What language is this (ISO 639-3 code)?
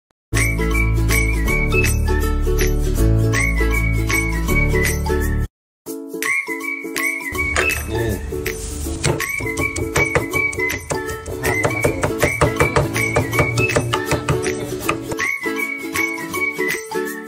tha